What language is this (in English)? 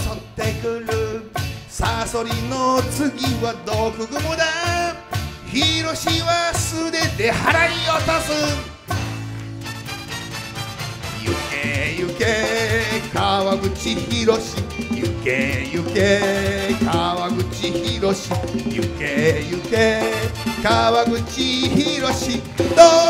Japanese